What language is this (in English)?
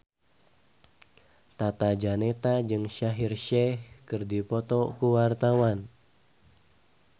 Sundanese